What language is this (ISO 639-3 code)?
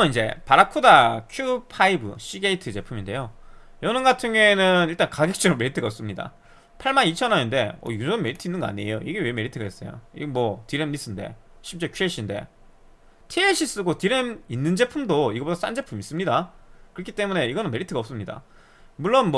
kor